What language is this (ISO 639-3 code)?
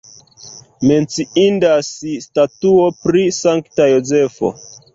epo